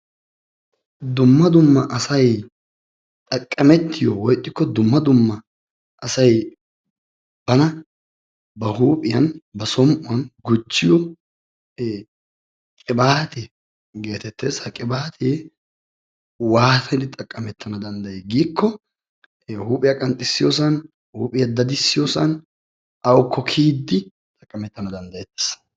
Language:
Wolaytta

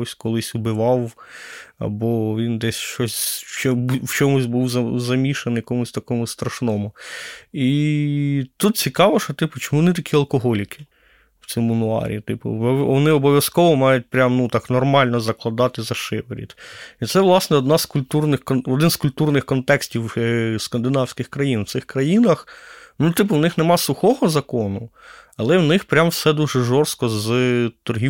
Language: Ukrainian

